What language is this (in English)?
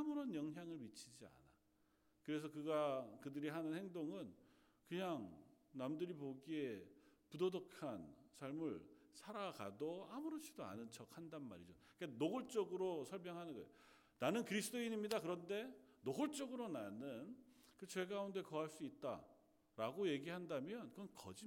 Korean